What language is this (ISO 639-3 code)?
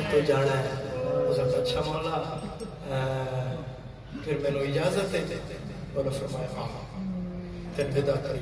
ara